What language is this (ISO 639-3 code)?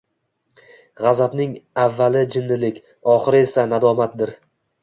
uzb